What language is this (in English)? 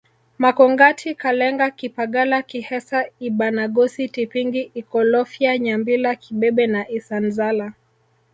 Swahili